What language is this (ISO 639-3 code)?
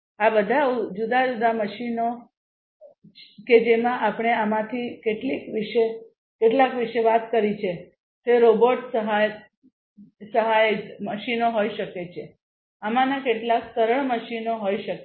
guj